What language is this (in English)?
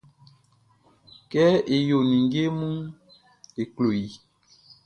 Baoulé